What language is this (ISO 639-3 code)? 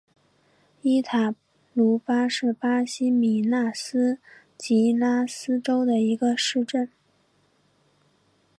zho